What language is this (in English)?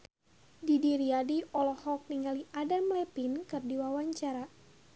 Sundanese